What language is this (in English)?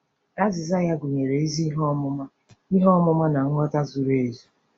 Igbo